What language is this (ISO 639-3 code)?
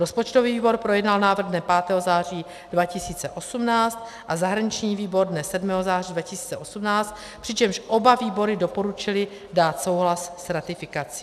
ces